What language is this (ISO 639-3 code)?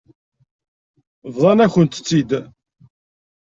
kab